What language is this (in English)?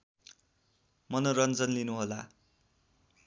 Nepali